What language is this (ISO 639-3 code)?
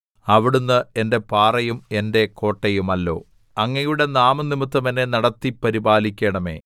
mal